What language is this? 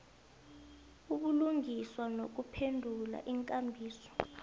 South Ndebele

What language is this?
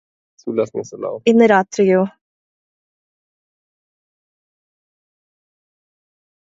Malayalam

